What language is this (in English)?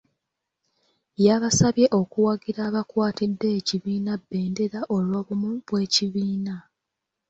Ganda